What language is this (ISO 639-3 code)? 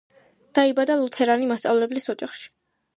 kat